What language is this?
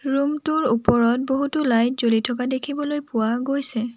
Assamese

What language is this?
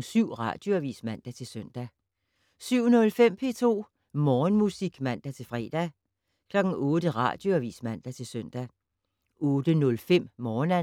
Danish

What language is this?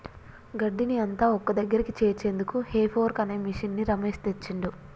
Telugu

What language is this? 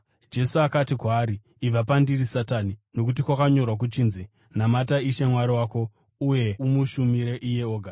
Shona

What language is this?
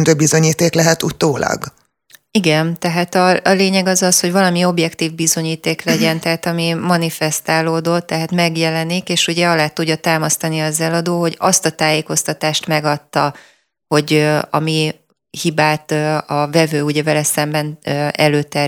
Hungarian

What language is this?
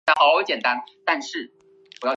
Chinese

